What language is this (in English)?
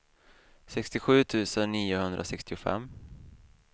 Swedish